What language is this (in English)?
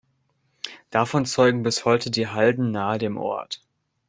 German